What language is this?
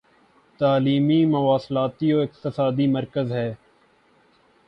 Urdu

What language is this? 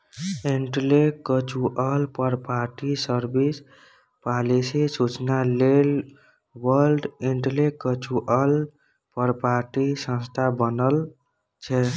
Maithili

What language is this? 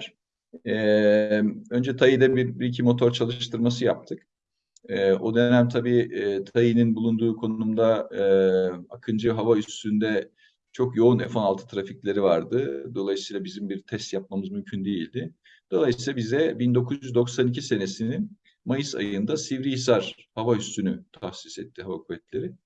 Turkish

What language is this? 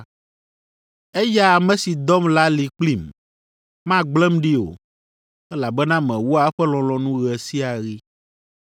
Ewe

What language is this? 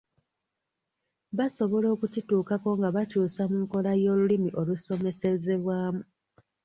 Ganda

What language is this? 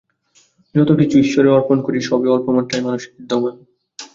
Bangla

